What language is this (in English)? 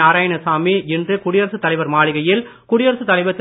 Tamil